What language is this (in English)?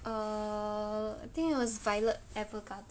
English